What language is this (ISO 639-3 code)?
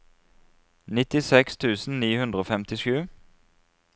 nor